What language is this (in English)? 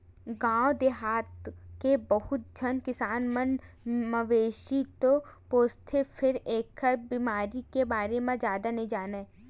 Chhattisgarhi